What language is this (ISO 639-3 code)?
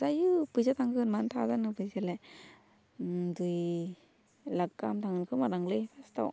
brx